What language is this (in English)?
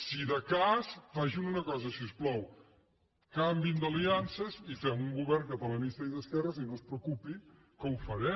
Catalan